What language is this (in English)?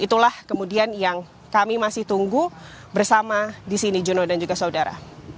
Indonesian